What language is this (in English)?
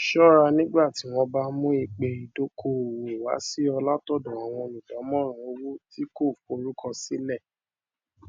Yoruba